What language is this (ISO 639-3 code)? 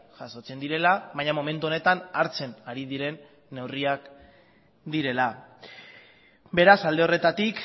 eus